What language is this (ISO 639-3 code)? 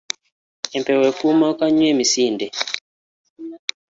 lug